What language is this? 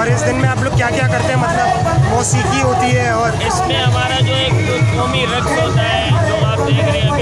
Russian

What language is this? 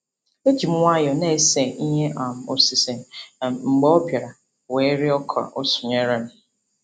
Igbo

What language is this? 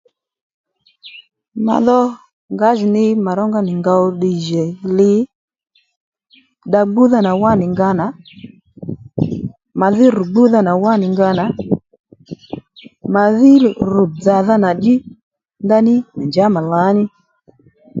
Lendu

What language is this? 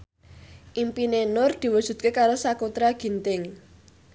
Javanese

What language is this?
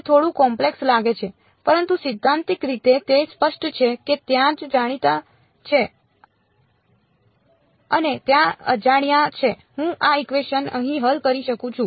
Gujarati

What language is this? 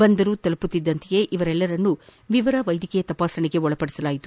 Kannada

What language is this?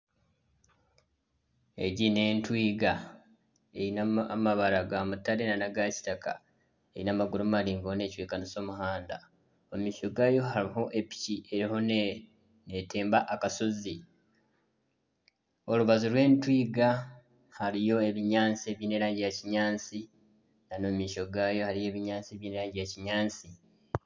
Nyankole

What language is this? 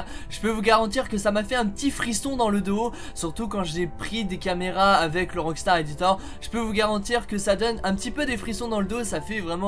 French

